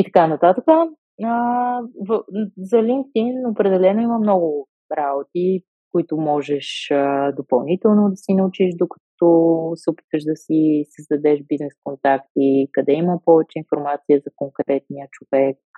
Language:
Bulgarian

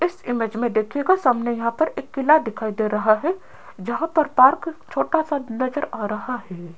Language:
Hindi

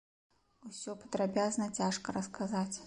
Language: Belarusian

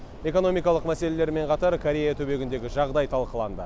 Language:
Kazakh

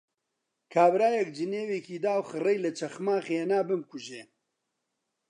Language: Central Kurdish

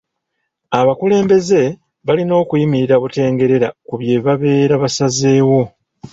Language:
Ganda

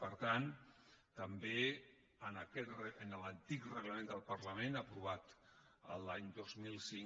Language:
Catalan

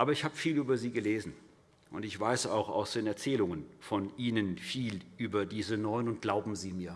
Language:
German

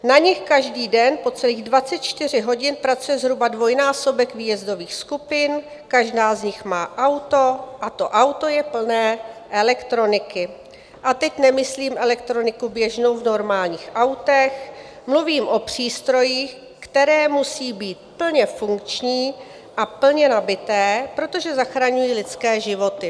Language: Czech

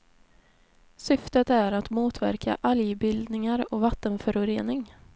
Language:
Swedish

